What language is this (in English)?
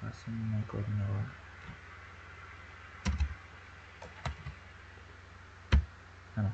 Uzbek